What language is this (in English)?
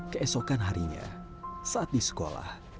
Indonesian